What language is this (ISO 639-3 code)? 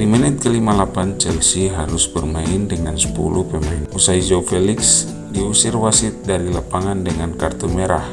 ind